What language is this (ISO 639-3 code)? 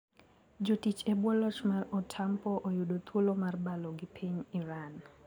luo